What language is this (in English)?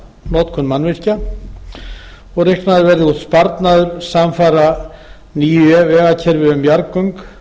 Icelandic